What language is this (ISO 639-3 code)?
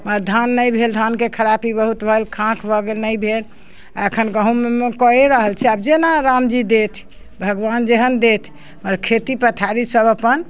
mai